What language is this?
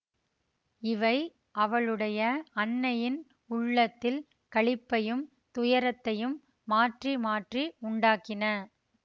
Tamil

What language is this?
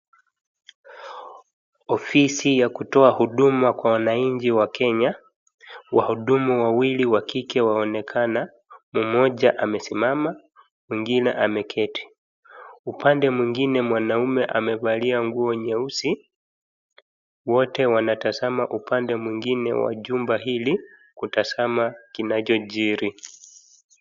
Swahili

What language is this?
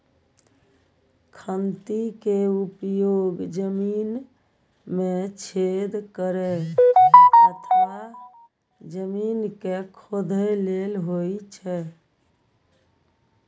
Maithili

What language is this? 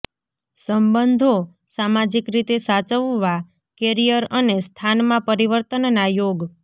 Gujarati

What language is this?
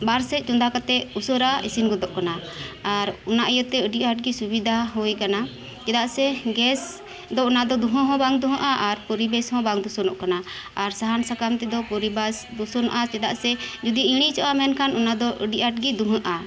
Santali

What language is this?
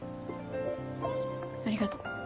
Japanese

